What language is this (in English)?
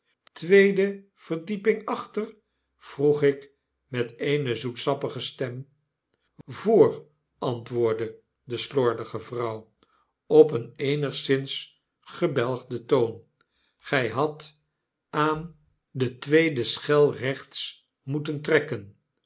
Dutch